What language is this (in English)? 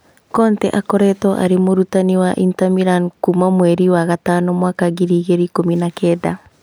Kikuyu